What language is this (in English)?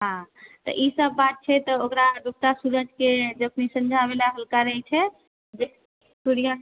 Maithili